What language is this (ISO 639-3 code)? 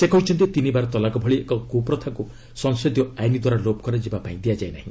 ori